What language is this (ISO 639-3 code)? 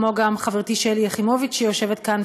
heb